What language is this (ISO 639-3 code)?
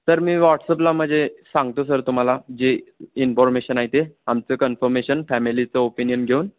mar